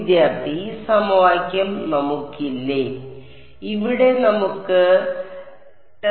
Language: Malayalam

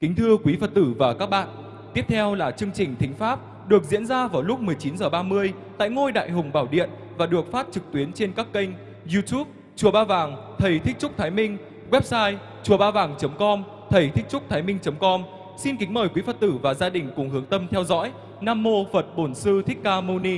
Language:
Vietnamese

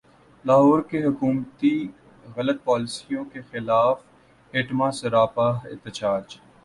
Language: Urdu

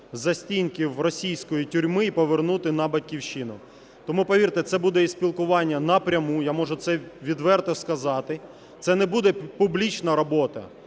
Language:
Ukrainian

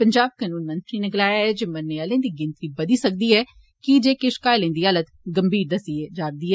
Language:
Dogri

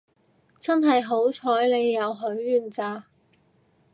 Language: Cantonese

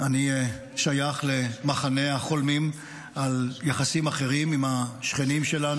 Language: Hebrew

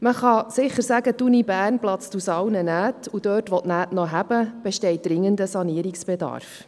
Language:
Swiss German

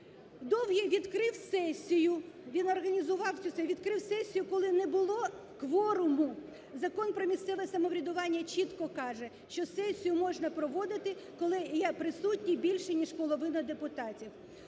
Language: Ukrainian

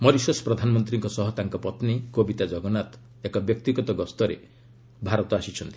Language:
Odia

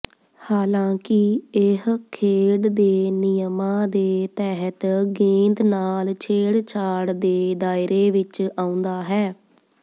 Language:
Punjabi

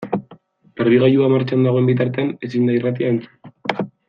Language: Basque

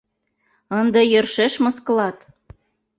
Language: Mari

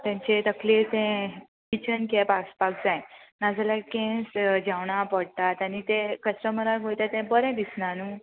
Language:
Konkani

